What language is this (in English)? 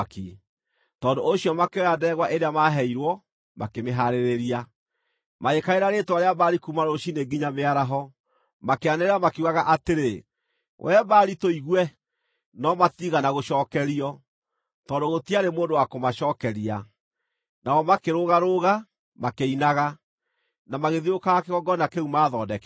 Kikuyu